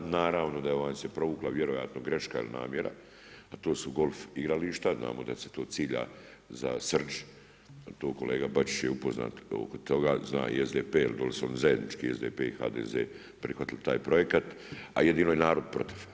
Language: Croatian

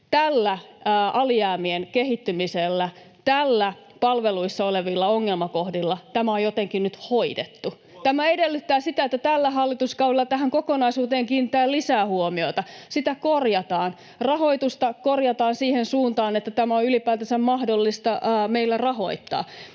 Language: Finnish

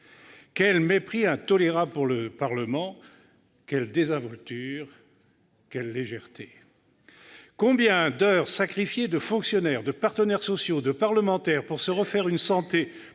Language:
French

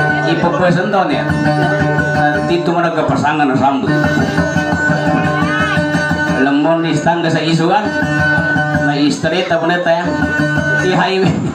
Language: Indonesian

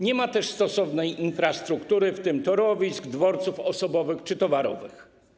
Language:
Polish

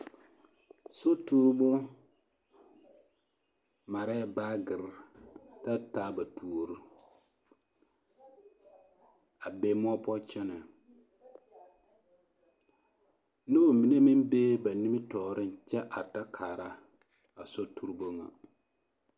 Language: Southern Dagaare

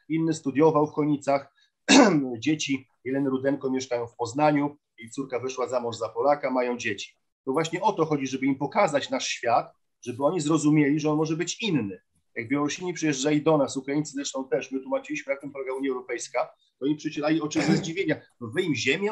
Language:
Polish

